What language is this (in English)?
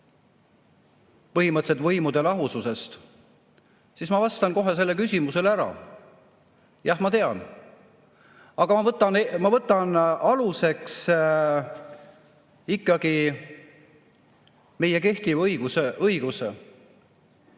Estonian